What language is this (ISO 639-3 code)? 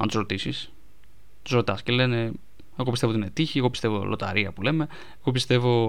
ell